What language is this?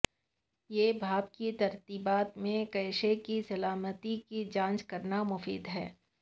Urdu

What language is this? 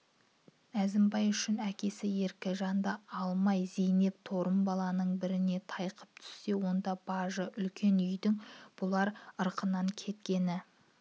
Kazakh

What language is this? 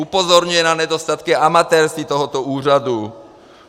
Czech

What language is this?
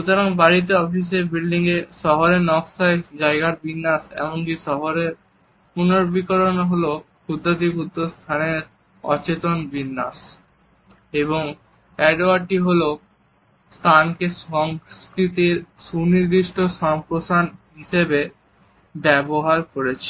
Bangla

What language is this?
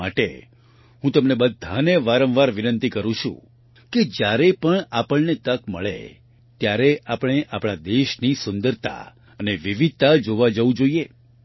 Gujarati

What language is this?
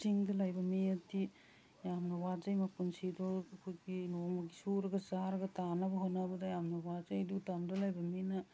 Manipuri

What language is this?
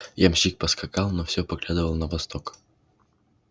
Russian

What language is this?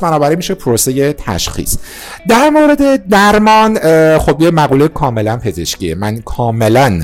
Persian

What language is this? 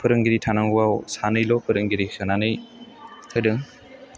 Bodo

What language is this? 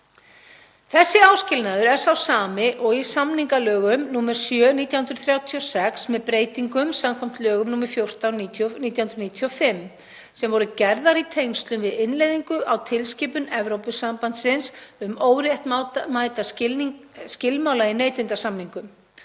Icelandic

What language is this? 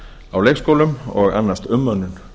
Icelandic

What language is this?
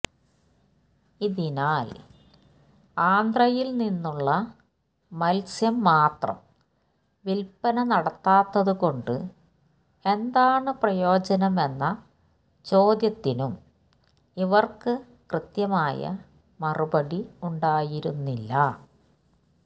Malayalam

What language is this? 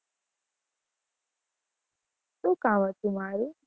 Gujarati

